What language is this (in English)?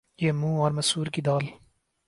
Urdu